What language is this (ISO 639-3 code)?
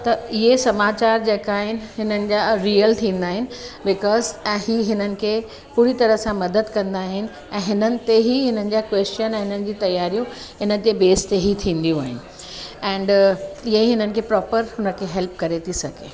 snd